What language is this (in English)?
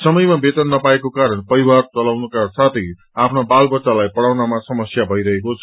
Nepali